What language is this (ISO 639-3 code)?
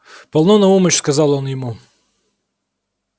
rus